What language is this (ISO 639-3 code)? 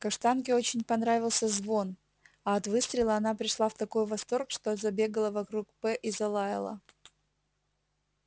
rus